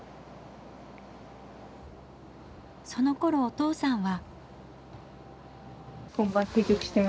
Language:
Japanese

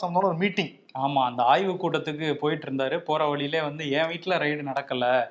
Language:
Tamil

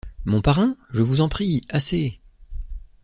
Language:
French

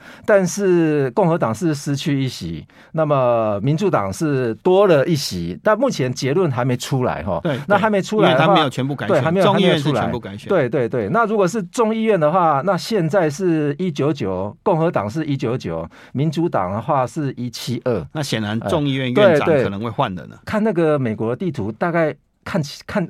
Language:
Chinese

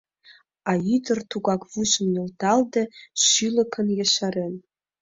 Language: Mari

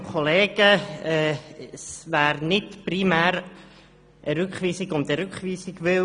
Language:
Swiss German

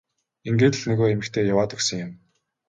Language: Mongolian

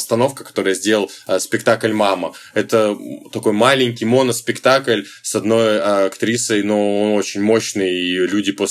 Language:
Russian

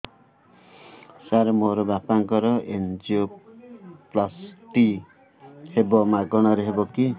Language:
Odia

